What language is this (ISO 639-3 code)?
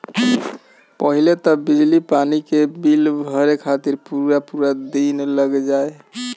bho